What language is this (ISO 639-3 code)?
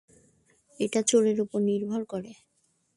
ben